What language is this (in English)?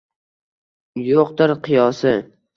Uzbek